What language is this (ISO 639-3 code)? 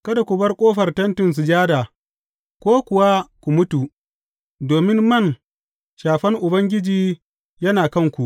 hau